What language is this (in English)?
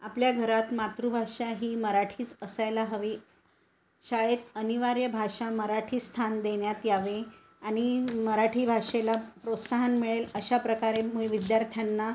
Marathi